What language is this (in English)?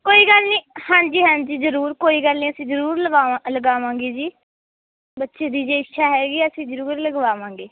Punjabi